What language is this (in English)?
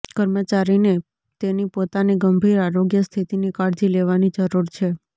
Gujarati